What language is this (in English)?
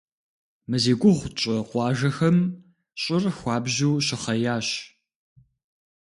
Kabardian